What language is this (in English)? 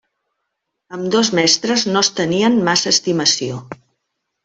Catalan